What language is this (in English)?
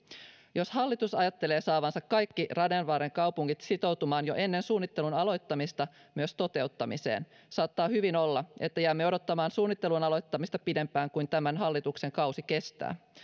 Finnish